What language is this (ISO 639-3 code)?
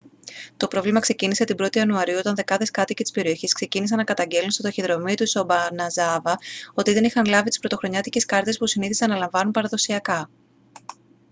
ell